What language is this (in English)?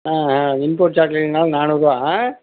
Tamil